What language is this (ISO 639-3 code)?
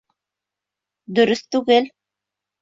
bak